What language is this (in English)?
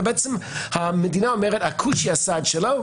Hebrew